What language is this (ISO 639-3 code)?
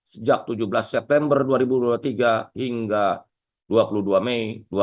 ind